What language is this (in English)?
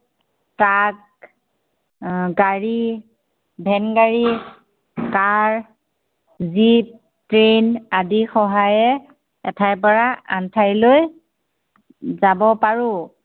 Assamese